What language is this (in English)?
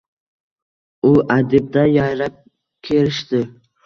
Uzbek